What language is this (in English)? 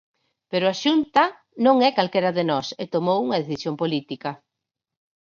Galician